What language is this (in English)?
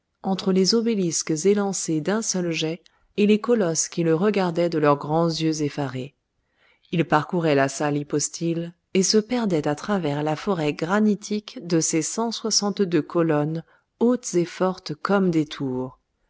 French